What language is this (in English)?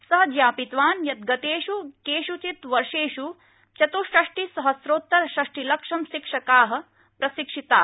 Sanskrit